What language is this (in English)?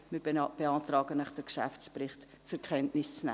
Swiss German